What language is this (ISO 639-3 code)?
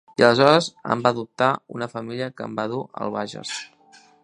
cat